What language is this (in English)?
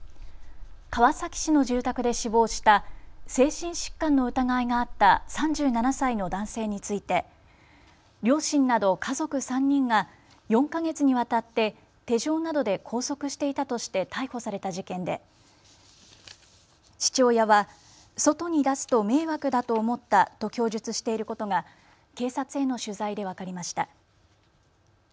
Japanese